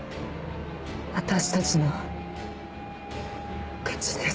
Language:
Japanese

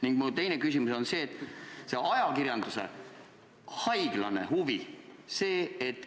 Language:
Estonian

